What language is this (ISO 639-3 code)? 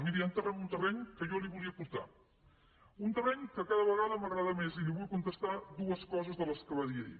cat